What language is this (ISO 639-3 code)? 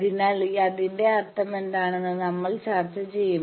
mal